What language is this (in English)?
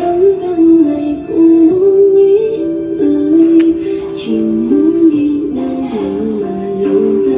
Vietnamese